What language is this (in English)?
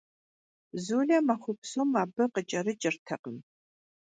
Kabardian